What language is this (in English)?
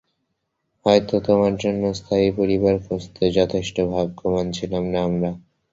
Bangla